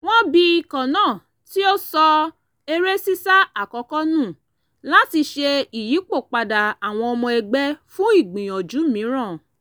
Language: Yoruba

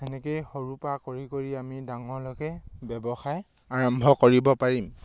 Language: Assamese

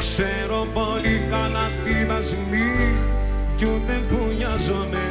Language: Greek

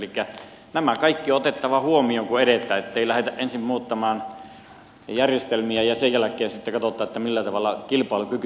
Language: Finnish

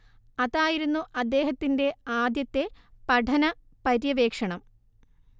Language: Malayalam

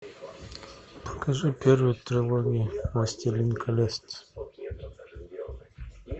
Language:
Russian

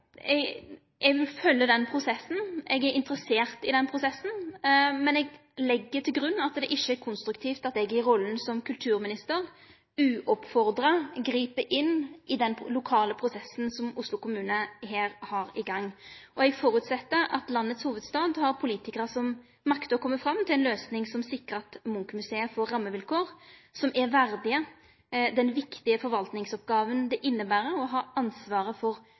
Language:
Norwegian Nynorsk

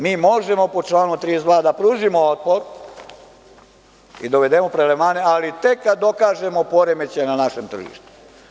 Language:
Serbian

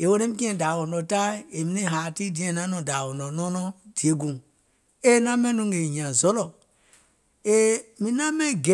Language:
Gola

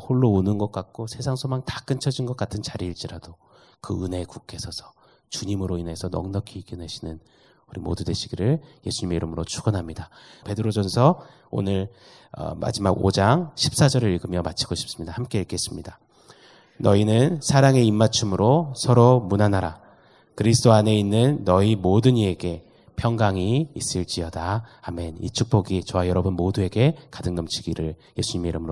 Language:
Korean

